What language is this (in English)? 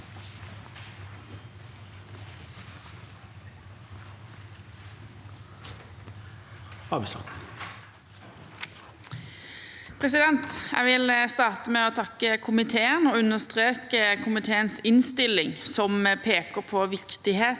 Norwegian